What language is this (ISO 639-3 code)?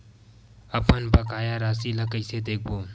hne